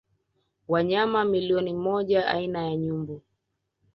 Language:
Swahili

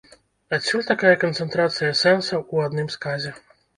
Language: Belarusian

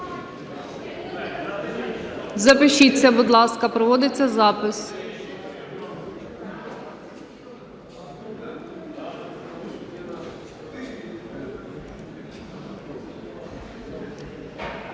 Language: Ukrainian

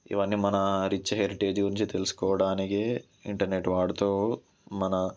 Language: Telugu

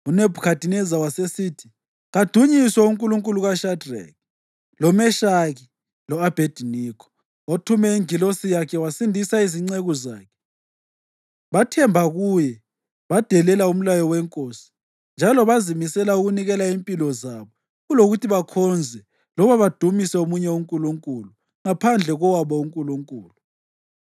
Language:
North Ndebele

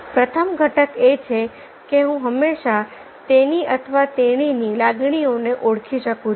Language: Gujarati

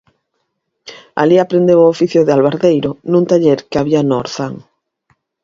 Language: Galician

